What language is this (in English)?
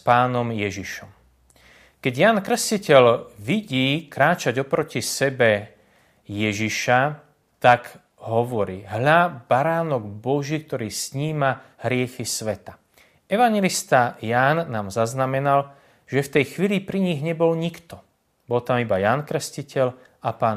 Slovak